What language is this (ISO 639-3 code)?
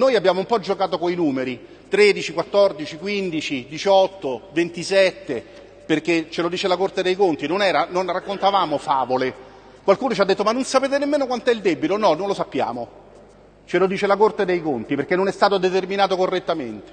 ita